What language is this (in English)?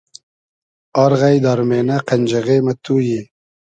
Hazaragi